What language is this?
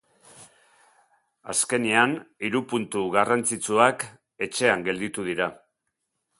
Basque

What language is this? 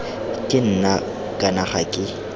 Tswana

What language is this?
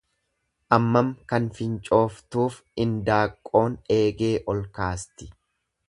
Oromo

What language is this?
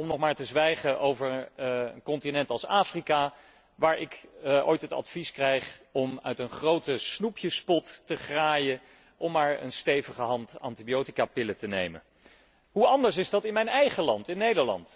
Dutch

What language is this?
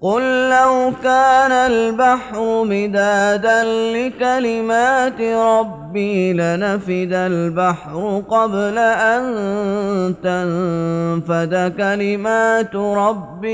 Arabic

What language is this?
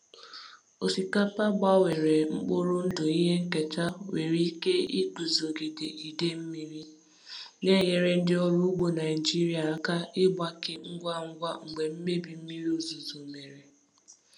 Igbo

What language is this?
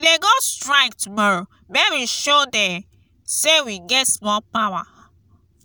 Nigerian Pidgin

